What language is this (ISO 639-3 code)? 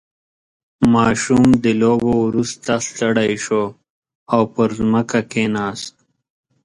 pus